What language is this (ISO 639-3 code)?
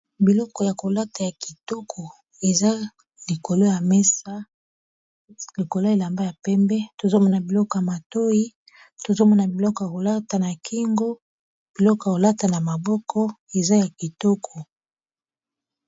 lin